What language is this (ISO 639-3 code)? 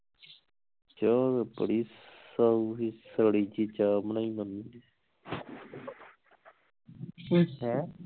pan